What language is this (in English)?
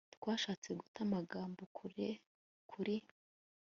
Kinyarwanda